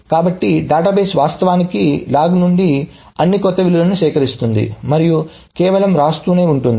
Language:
Telugu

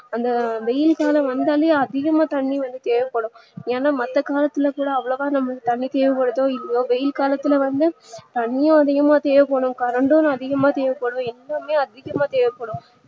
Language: Tamil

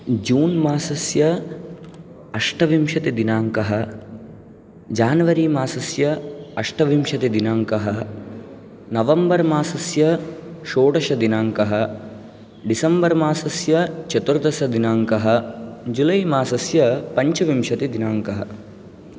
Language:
Sanskrit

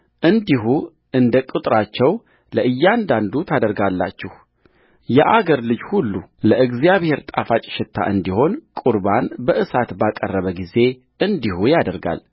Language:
Amharic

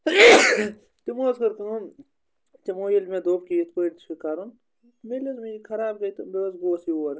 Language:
Kashmiri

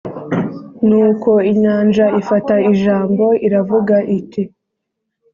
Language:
Kinyarwanda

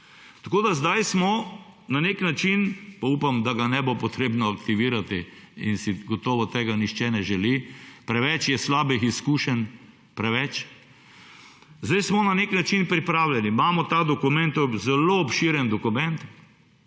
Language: Slovenian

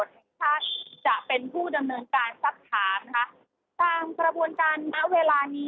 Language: Thai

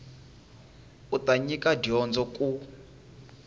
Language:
Tsonga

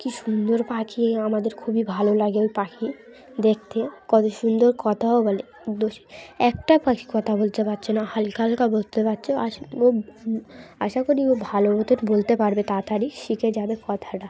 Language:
Bangla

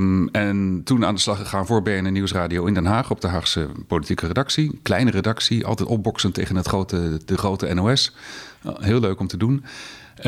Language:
Dutch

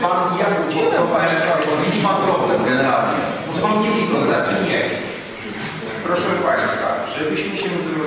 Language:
Polish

